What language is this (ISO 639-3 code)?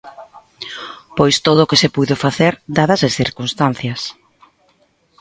glg